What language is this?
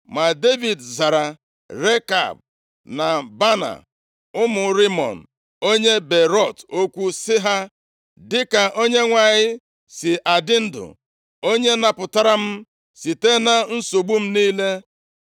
Igbo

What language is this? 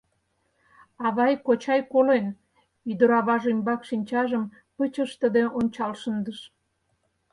Mari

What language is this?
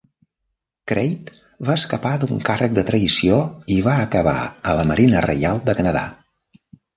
Catalan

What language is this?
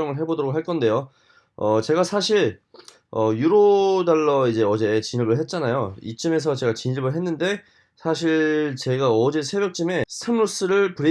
Korean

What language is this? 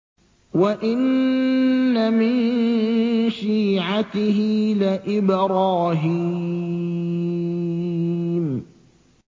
Arabic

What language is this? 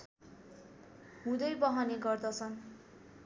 Nepali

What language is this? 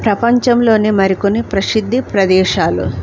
Telugu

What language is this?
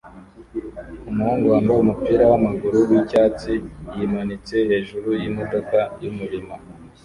Kinyarwanda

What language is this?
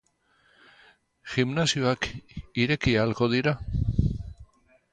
Basque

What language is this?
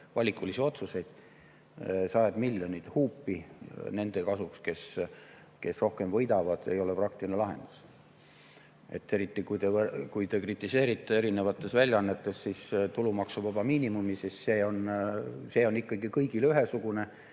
Estonian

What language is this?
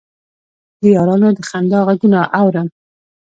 Pashto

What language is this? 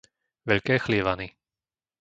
Slovak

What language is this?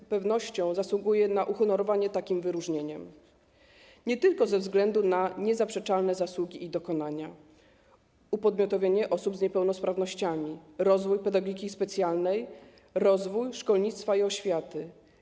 Polish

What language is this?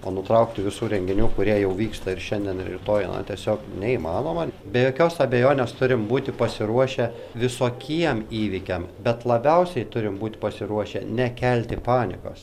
Lithuanian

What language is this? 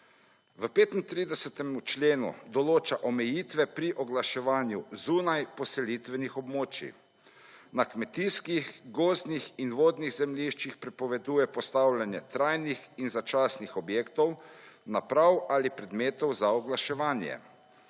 Slovenian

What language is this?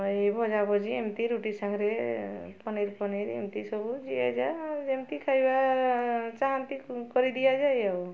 Odia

